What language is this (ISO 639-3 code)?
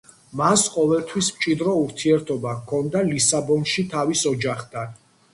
kat